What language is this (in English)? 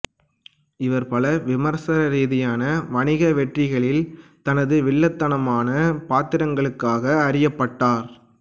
Tamil